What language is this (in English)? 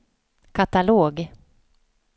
Swedish